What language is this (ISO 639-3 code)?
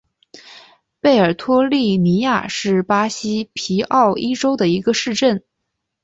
zho